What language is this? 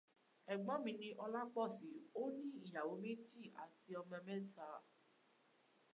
Yoruba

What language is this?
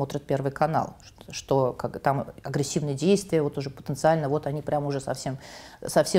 Russian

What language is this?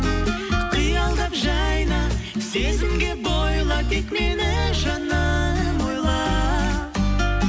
Kazakh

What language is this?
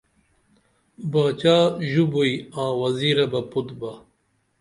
Dameli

